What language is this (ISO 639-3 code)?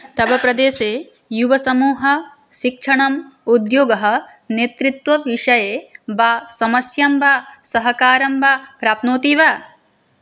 san